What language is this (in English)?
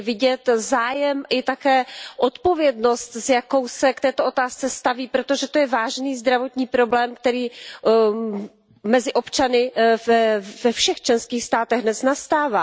Czech